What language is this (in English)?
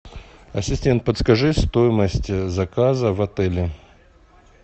Russian